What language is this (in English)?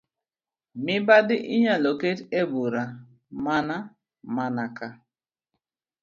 Luo (Kenya and Tanzania)